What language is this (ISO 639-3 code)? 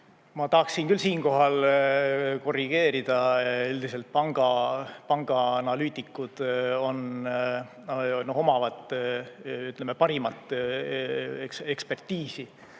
est